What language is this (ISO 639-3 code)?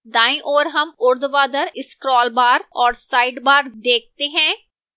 hin